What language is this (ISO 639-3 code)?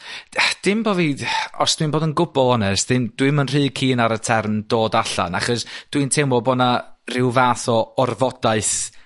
cym